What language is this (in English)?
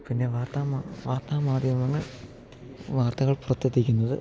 Malayalam